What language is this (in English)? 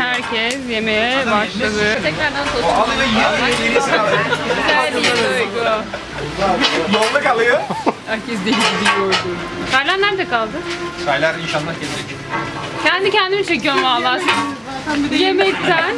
Turkish